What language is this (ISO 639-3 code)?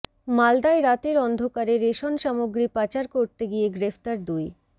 ben